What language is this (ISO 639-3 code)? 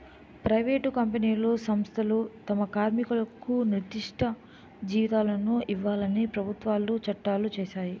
tel